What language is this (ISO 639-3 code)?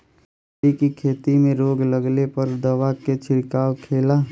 bho